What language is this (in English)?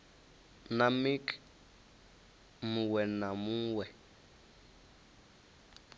Venda